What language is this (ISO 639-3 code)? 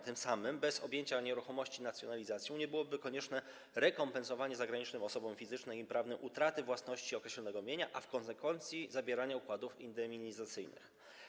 pol